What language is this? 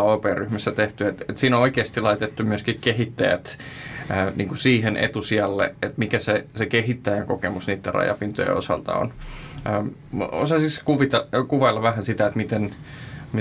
Finnish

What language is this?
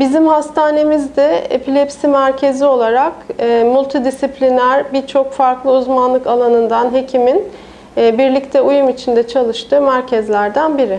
Turkish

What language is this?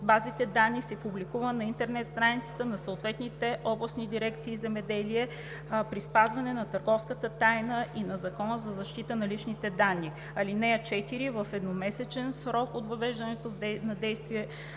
Bulgarian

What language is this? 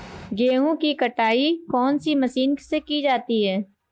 Hindi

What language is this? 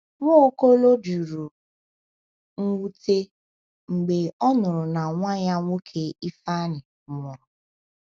Igbo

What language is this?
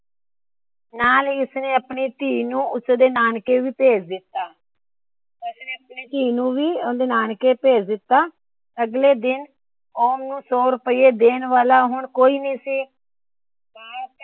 Punjabi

